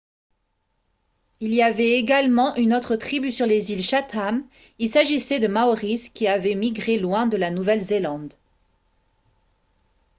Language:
French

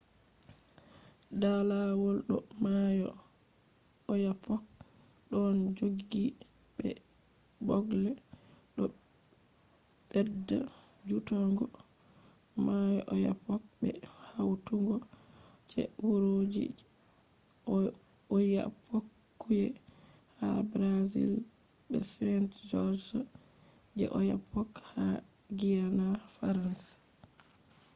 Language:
Fula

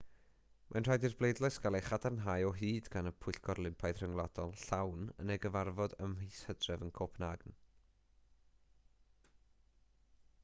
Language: Welsh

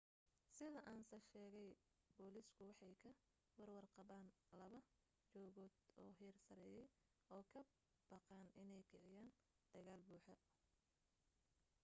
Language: Somali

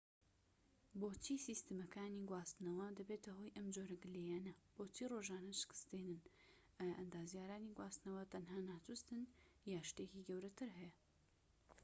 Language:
Central Kurdish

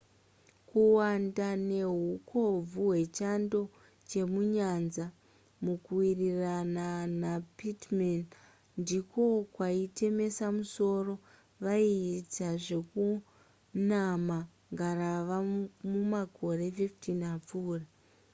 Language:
Shona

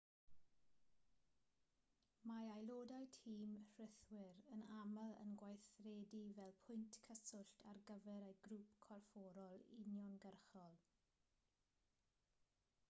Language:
Welsh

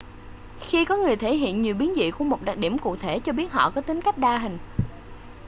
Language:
Vietnamese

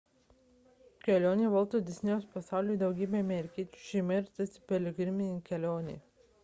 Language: Lithuanian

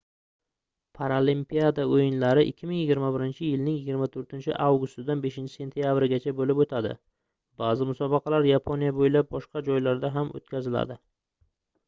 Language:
Uzbek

